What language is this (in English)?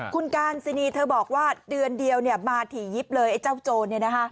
Thai